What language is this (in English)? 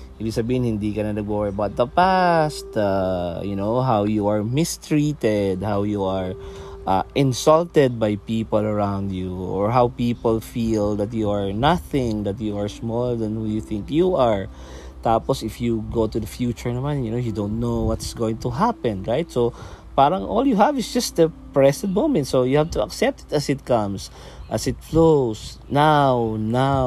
Filipino